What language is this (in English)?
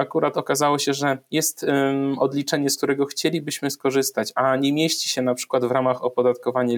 Polish